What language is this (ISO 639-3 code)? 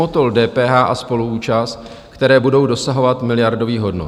ces